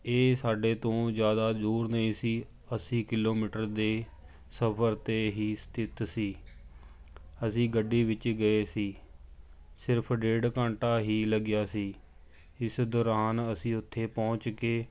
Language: Punjabi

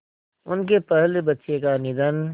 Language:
Hindi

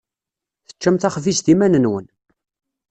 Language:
Kabyle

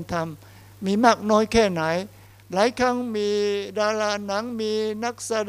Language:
Thai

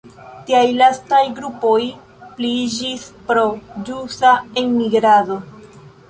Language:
Esperanto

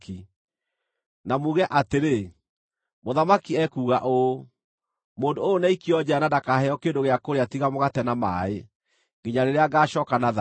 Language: Kikuyu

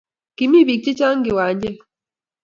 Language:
Kalenjin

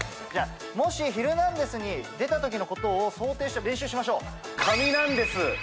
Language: Japanese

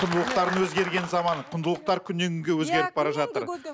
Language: Kazakh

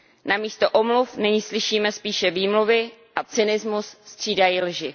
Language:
Czech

